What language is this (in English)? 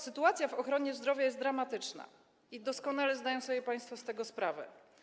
Polish